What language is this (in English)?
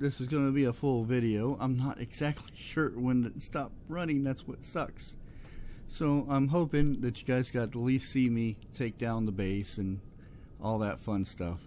English